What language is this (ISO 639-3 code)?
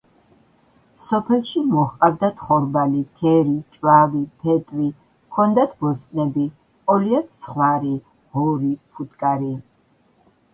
kat